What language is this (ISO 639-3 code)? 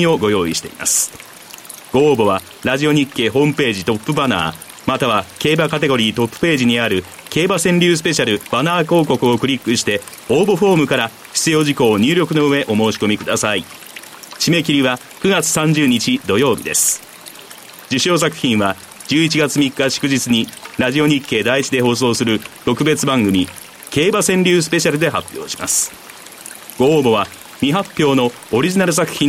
jpn